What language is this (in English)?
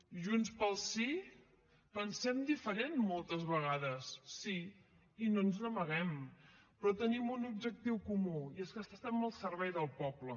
Catalan